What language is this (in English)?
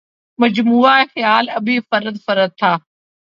Urdu